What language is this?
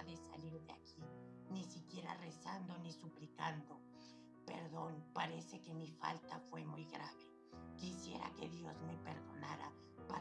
Spanish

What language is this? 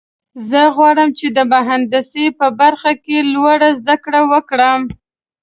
Pashto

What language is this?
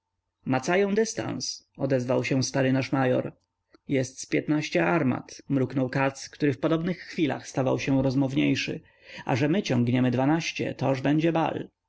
Polish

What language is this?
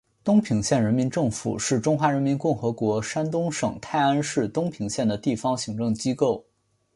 Chinese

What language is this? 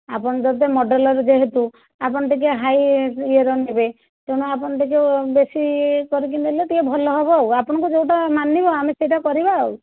Odia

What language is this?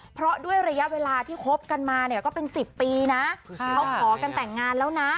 Thai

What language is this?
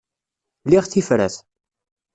Kabyle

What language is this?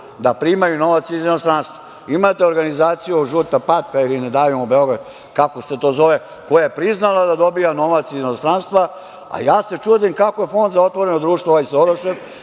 Serbian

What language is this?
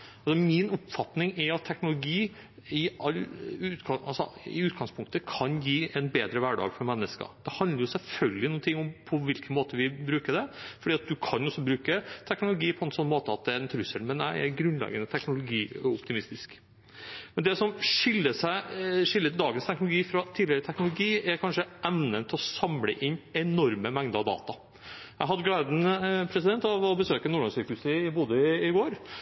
Norwegian Bokmål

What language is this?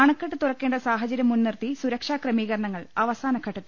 Malayalam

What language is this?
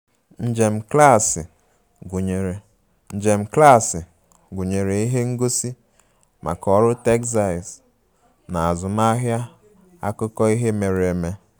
Igbo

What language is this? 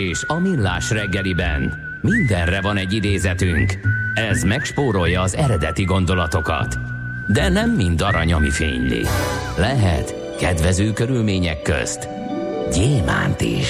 Hungarian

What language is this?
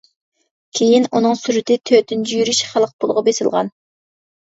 Uyghur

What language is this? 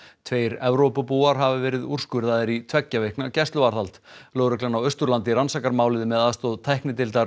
Icelandic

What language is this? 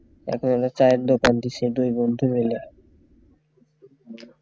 Bangla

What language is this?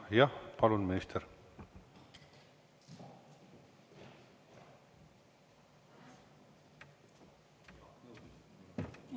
Estonian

